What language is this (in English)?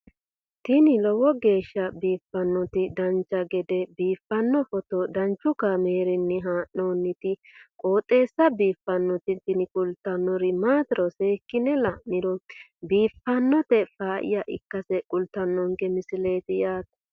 Sidamo